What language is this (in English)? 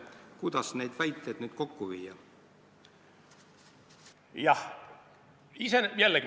Estonian